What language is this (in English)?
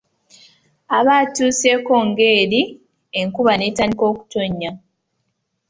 Ganda